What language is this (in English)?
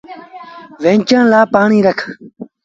Sindhi Bhil